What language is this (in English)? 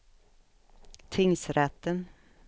Swedish